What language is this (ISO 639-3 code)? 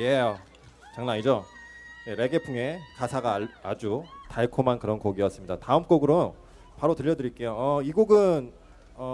kor